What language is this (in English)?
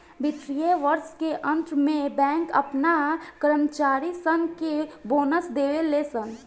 Bhojpuri